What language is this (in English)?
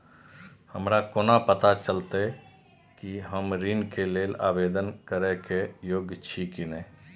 Maithili